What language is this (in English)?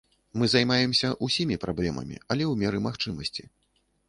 Belarusian